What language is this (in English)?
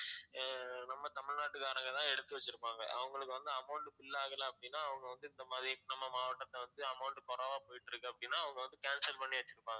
Tamil